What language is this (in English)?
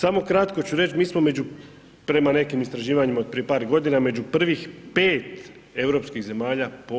Croatian